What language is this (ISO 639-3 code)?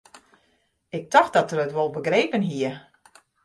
fry